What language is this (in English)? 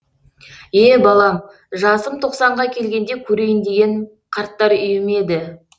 Kazakh